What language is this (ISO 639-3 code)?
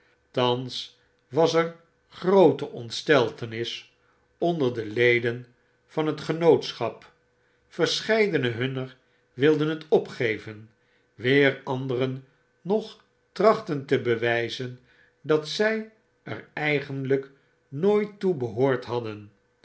nld